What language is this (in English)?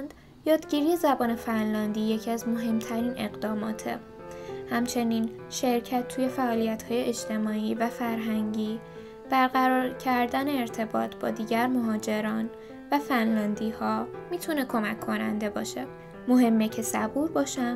Persian